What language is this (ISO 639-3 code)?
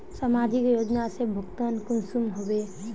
mag